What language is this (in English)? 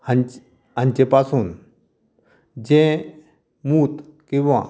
Konkani